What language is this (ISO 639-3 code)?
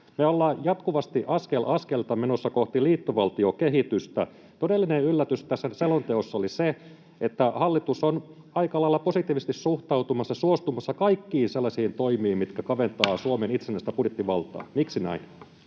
fin